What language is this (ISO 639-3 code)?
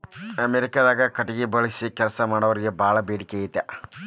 kan